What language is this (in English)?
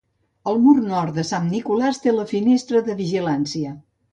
Catalan